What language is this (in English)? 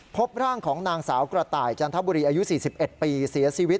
Thai